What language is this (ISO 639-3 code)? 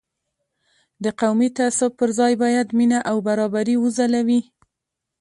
pus